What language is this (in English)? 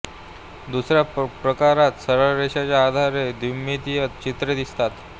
Marathi